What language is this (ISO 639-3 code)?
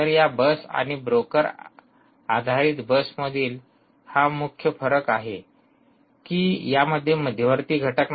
mar